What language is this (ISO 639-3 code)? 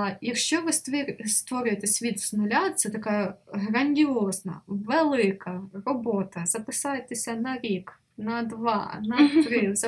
ukr